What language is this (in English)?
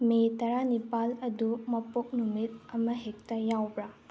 Manipuri